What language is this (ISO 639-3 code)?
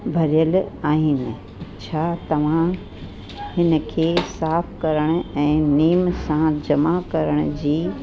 snd